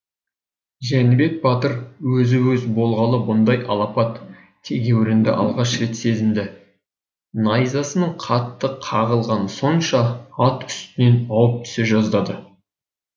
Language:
Kazakh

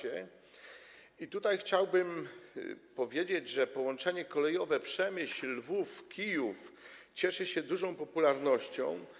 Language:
Polish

